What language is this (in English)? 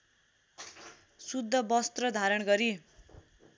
Nepali